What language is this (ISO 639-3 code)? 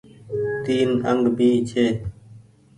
gig